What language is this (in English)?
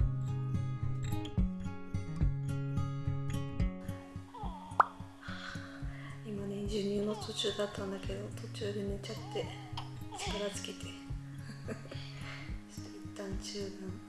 Japanese